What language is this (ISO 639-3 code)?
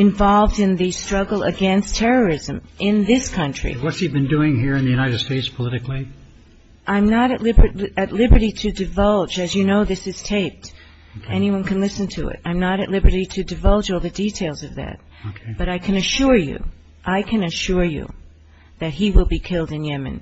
eng